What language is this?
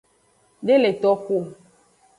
Aja (Benin)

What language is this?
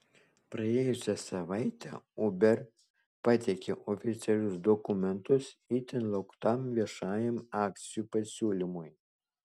Lithuanian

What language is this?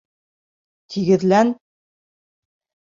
Bashkir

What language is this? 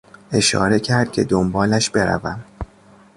Persian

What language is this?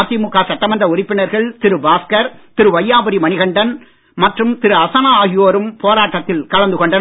Tamil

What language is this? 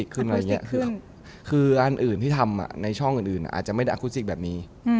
Thai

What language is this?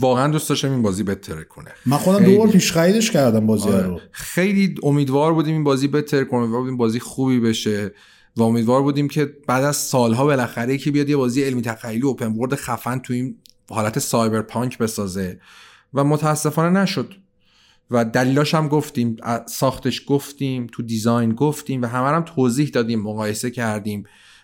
Persian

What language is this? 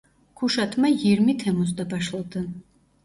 Turkish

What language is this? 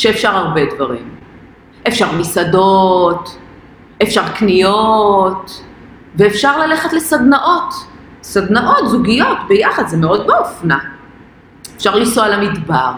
Hebrew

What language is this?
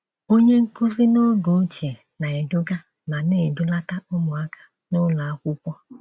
Igbo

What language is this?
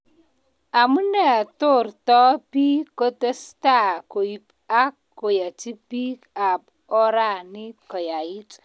Kalenjin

